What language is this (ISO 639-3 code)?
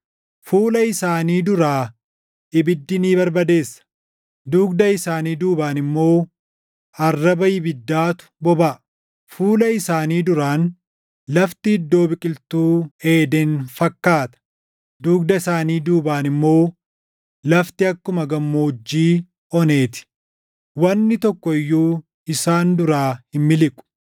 orm